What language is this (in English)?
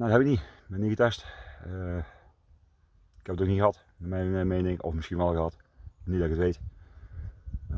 Dutch